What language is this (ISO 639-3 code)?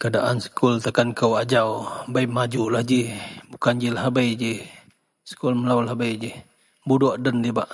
mel